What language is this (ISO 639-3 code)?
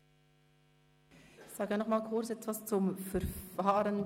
gsw